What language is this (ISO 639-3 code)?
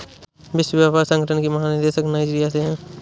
hin